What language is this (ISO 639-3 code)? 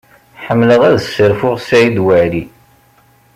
kab